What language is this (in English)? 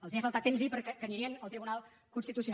Catalan